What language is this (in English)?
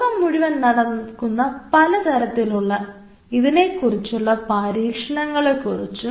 Malayalam